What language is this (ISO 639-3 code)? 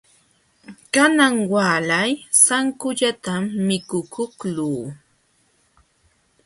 qxw